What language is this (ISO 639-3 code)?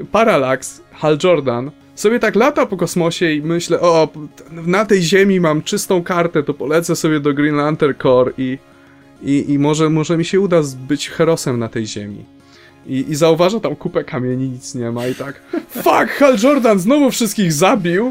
pol